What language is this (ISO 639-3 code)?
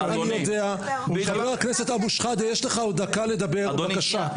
heb